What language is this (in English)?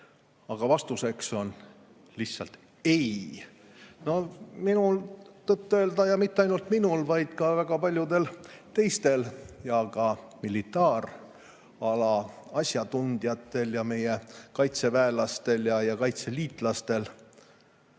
Estonian